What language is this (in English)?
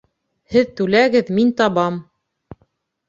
Bashkir